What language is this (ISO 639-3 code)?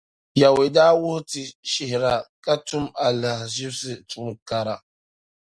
dag